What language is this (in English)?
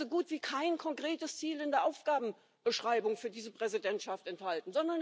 German